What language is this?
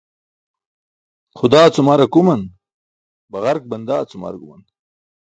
Burushaski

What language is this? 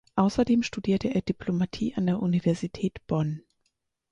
German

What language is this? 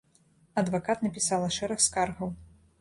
Belarusian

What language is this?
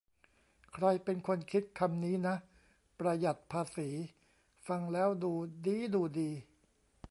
Thai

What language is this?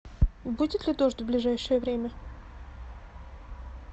Russian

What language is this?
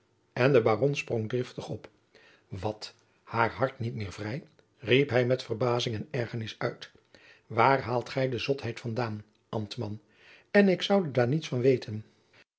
Dutch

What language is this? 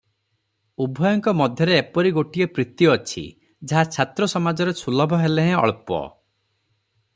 Odia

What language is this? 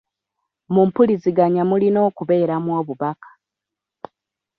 Ganda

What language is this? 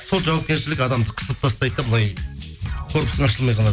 Kazakh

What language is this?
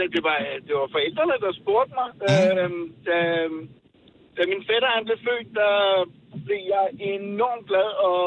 Danish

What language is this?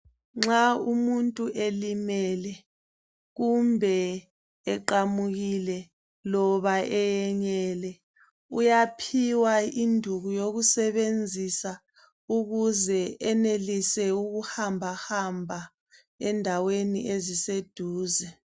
North Ndebele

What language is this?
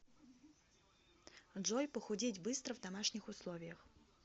Russian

